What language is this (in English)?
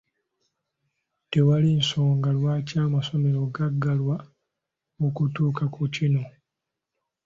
Ganda